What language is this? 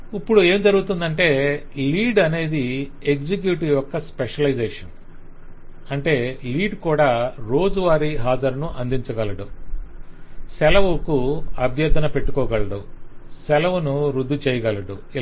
Telugu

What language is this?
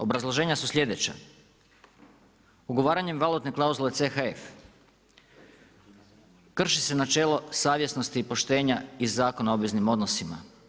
Croatian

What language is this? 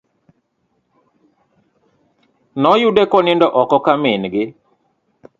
Luo (Kenya and Tanzania)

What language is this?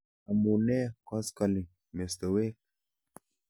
Kalenjin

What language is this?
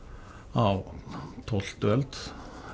Icelandic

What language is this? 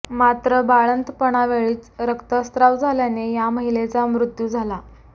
Marathi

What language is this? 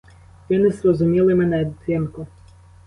Ukrainian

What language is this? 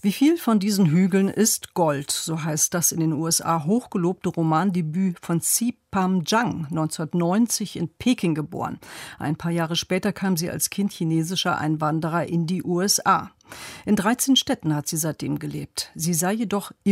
German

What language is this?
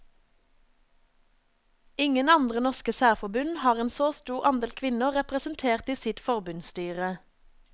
Norwegian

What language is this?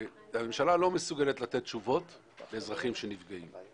Hebrew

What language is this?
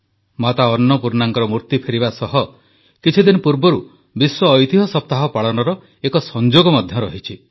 Odia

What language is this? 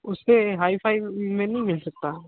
Hindi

